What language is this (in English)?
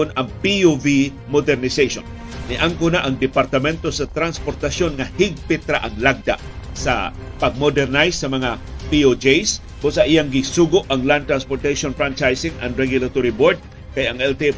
Filipino